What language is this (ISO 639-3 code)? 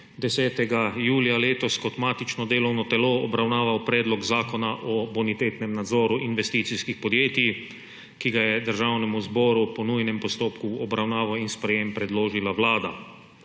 slv